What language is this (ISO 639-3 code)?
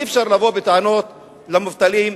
heb